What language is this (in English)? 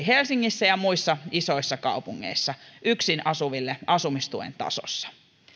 Finnish